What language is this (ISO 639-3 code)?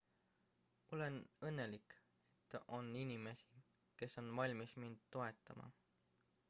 est